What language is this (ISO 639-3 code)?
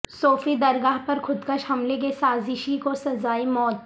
urd